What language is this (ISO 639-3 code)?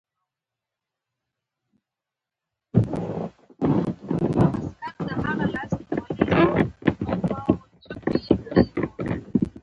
pus